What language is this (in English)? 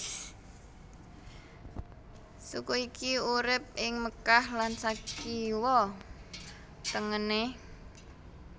Javanese